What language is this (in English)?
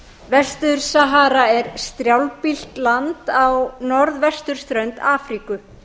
Icelandic